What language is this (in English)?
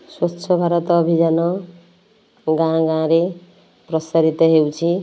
Odia